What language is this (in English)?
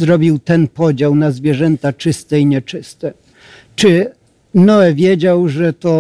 Polish